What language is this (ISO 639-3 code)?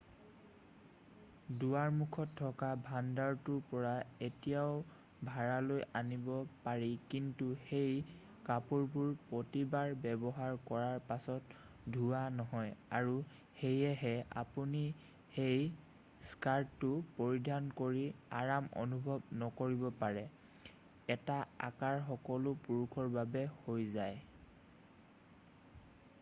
asm